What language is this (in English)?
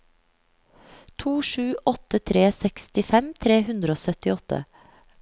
Norwegian